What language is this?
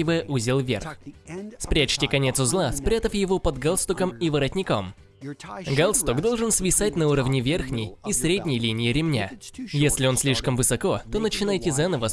Russian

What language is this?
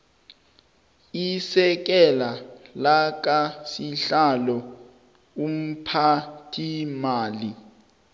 South Ndebele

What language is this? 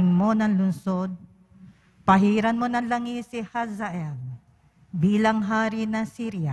Filipino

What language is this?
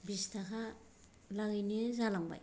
Bodo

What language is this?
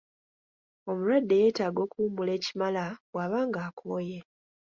Ganda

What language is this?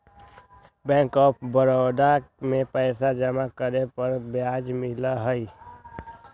Magahi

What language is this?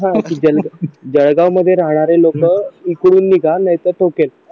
Marathi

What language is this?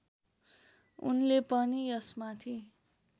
Nepali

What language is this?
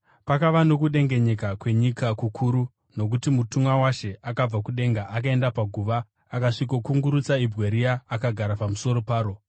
Shona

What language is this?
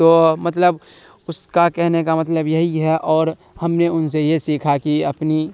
Urdu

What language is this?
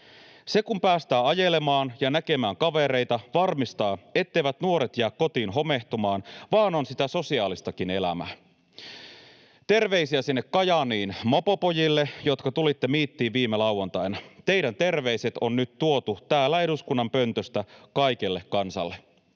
Finnish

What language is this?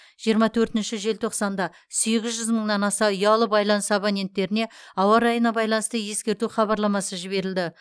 Kazakh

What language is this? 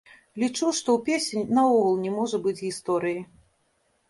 Belarusian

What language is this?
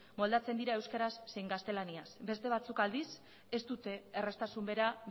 Basque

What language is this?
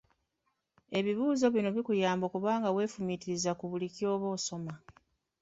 Ganda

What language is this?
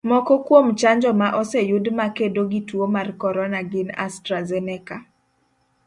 Luo (Kenya and Tanzania)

